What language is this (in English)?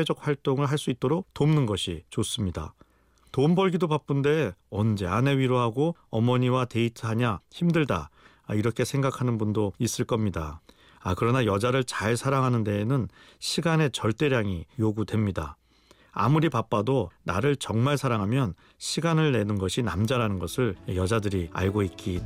Korean